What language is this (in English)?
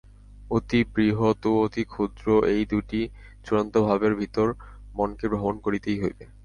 Bangla